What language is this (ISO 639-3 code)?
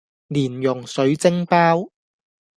yue